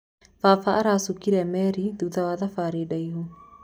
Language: Kikuyu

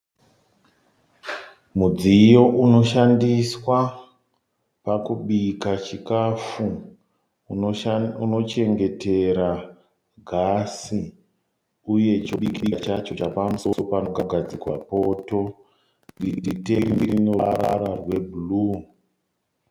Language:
Shona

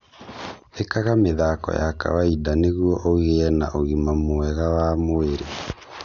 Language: Kikuyu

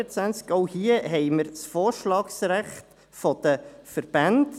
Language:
Swiss German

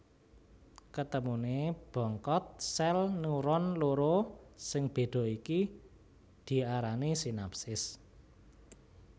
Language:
Javanese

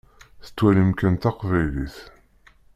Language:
Kabyle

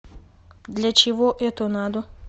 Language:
Russian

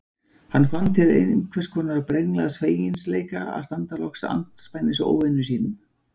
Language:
Icelandic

